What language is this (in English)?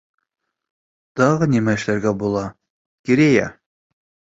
Bashkir